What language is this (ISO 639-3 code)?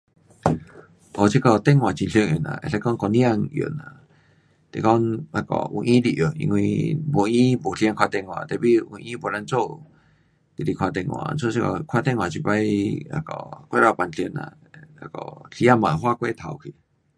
cpx